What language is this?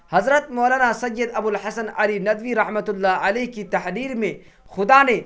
Urdu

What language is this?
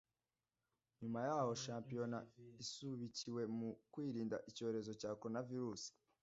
Kinyarwanda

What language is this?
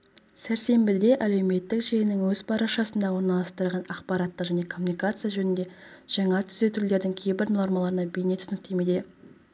Kazakh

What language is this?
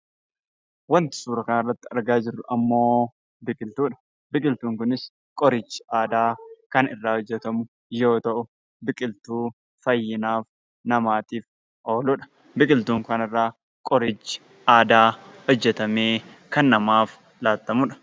Oromo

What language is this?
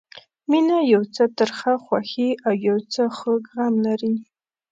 Pashto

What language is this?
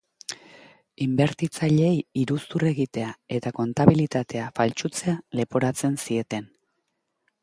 Basque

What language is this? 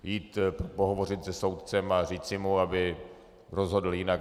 Czech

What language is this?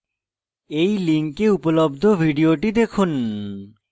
Bangla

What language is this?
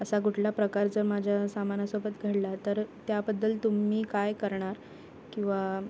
Marathi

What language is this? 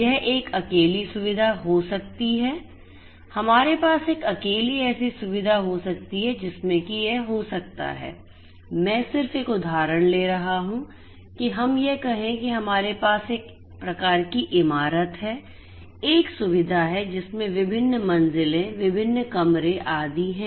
Hindi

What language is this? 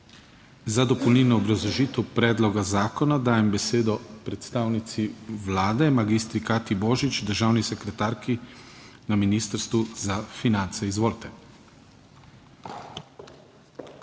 Slovenian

